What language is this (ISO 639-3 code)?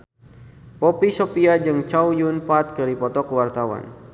sun